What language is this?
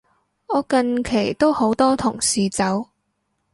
Cantonese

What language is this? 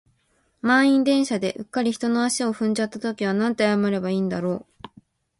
Japanese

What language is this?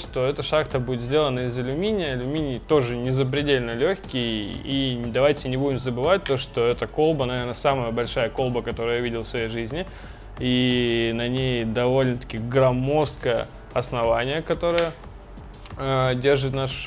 Russian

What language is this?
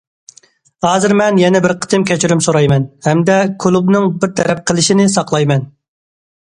Uyghur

